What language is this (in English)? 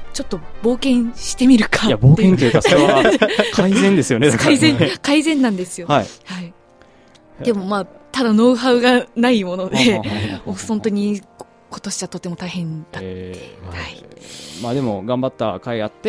Japanese